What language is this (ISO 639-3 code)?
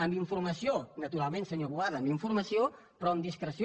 cat